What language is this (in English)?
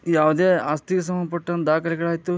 Kannada